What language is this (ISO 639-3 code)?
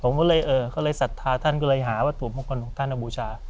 tha